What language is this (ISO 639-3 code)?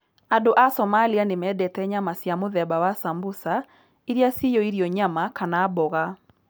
kik